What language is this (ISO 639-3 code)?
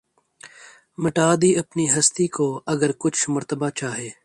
urd